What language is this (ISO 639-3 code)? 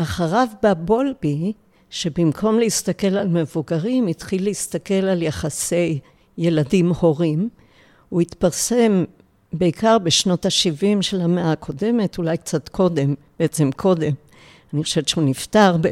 heb